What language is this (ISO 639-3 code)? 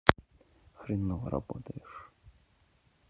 rus